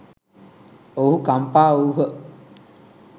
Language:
Sinhala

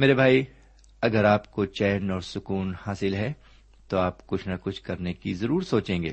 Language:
Urdu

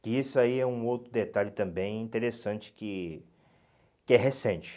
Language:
Portuguese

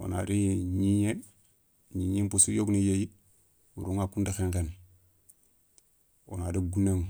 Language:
Soninke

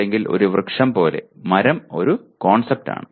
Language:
Malayalam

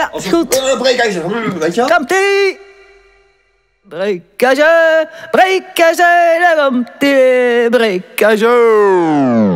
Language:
Dutch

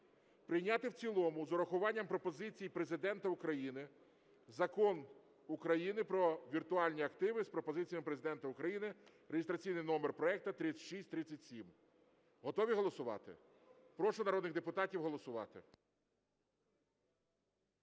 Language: Ukrainian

